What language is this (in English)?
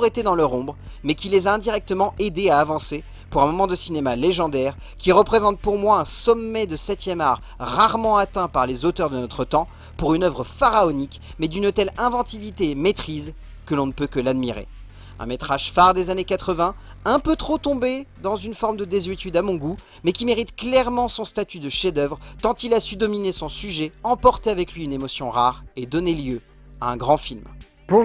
French